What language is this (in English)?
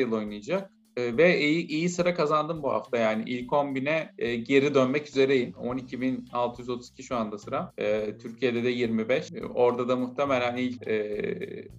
Turkish